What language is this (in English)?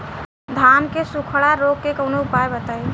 Bhojpuri